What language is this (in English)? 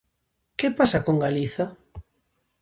Galician